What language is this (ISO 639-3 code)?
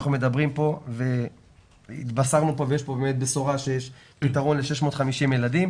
heb